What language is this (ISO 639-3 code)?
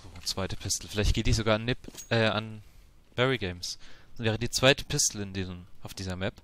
deu